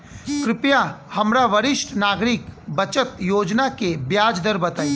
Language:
Bhojpuri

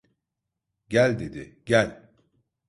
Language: Turkish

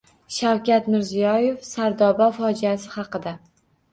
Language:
Uzbek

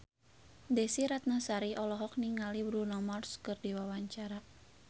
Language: Sundanese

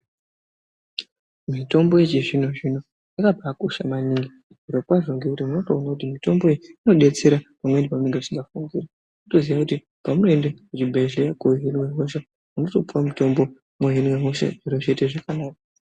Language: Ndau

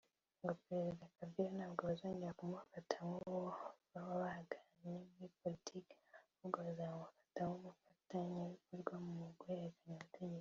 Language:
Kinyarwanda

